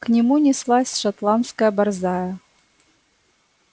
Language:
Russian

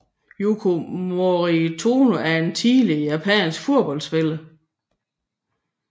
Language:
Danish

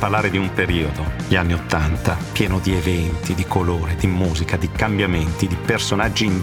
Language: Italian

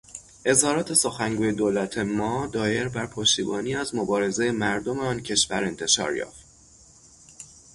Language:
Persian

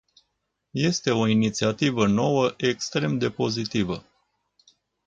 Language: Romanian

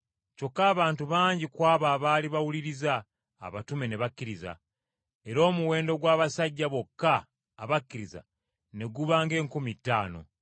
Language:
Ganda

